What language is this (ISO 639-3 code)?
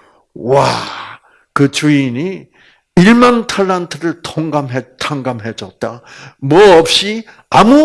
kor